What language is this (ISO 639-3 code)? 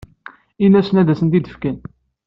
kab